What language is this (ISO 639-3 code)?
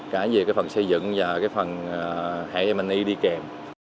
vie